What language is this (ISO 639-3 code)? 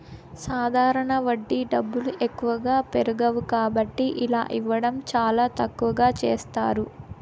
tel